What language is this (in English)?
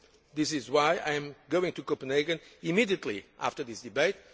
English